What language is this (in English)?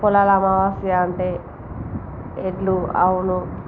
Telugu